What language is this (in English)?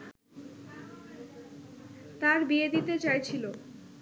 Bangla